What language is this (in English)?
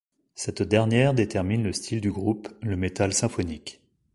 French